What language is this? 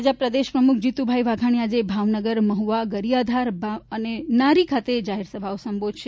Gujarati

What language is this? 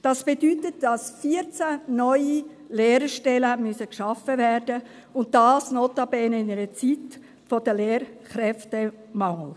Swiss German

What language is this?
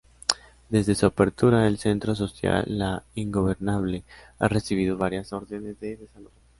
Spanish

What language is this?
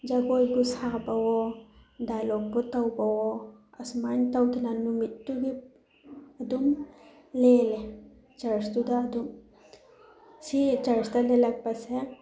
Manipuri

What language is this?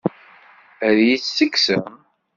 Kabyle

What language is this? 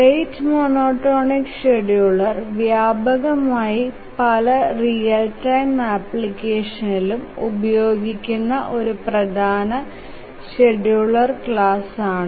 Malayalam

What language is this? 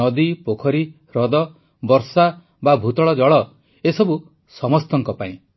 Odia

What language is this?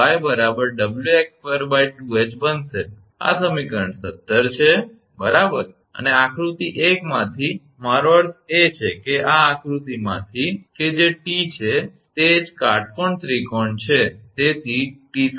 Gujarati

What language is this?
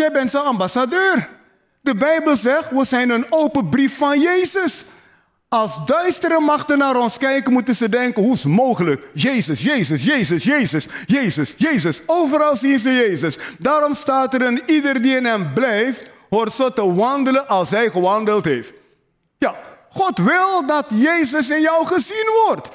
Dutch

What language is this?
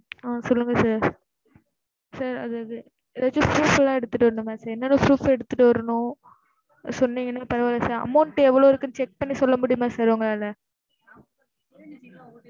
Tamil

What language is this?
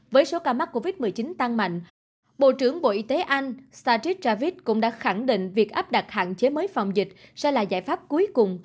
Vietnamese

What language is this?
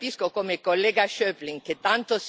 Italian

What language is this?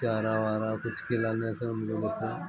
Hindi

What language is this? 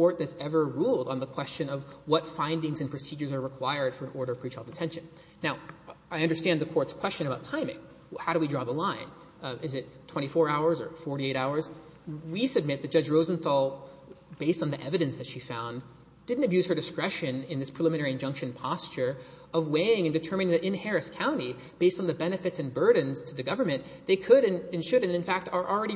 English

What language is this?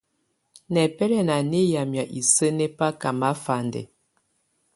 Tunen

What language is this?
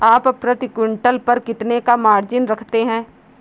Hindi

